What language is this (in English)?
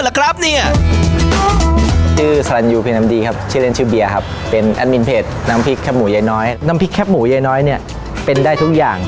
Thai